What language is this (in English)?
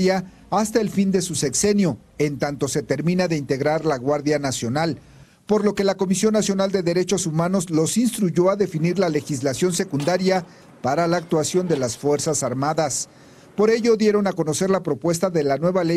Spanish